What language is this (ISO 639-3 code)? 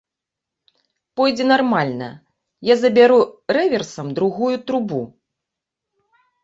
bel